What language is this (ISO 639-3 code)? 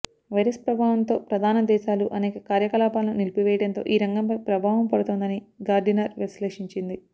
tel